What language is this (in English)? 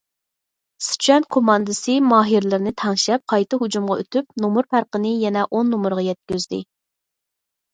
Uyghur